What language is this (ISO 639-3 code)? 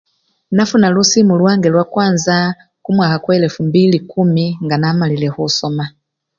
luy